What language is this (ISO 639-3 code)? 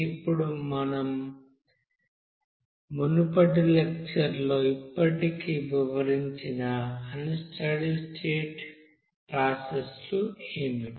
tel